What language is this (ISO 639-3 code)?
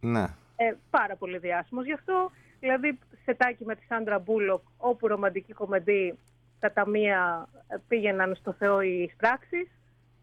ell